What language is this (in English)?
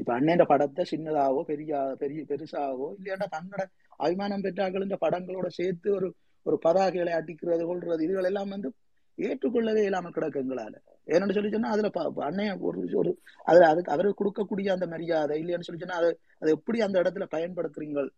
Tamil